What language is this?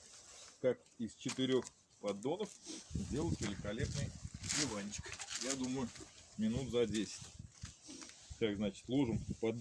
Russian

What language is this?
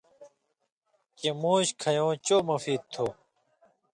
Indus Kohistani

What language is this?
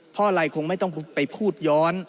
Thai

